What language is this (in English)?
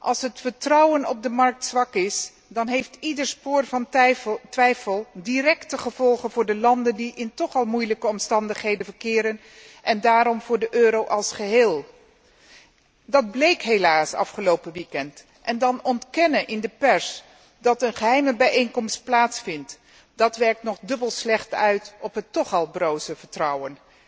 Dutch